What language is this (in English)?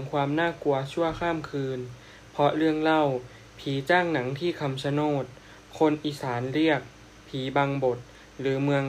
Thai